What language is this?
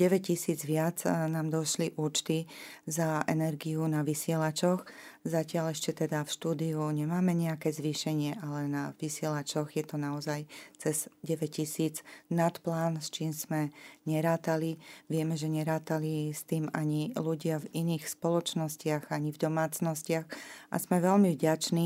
Slovak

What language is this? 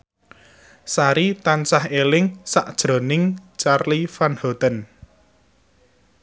Javanese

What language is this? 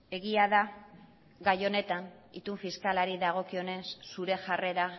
Basque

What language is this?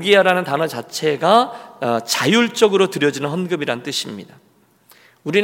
Korean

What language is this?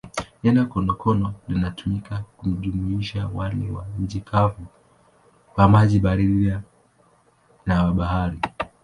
Swahili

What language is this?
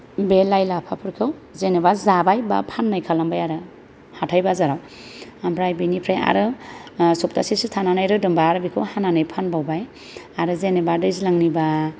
Bodo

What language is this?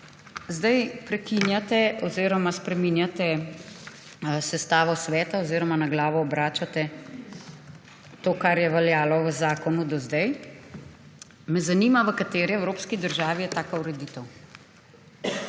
Slovenian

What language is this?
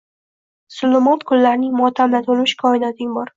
Uzbek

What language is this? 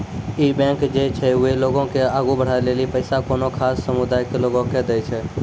Maithili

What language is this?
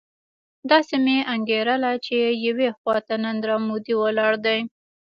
Pashto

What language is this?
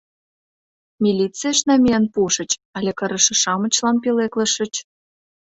Mari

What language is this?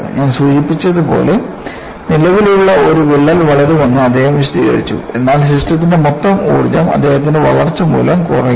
Malayalam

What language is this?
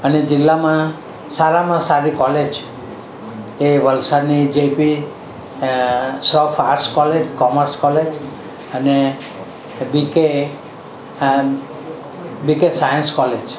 Gujarati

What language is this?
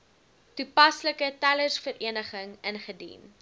Afrikaans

